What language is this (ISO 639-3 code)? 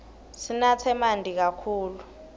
ssw